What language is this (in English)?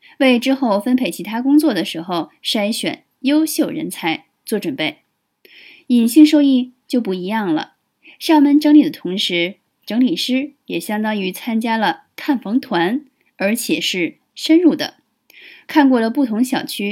Chinese